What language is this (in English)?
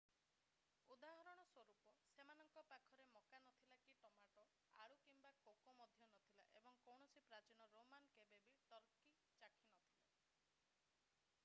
Odia